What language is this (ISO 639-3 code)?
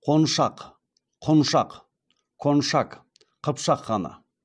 kaz